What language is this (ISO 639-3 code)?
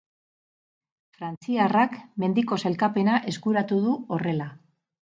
eus